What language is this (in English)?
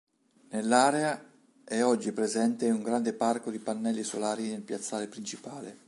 Italian